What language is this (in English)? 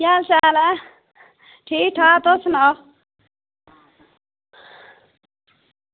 Dogri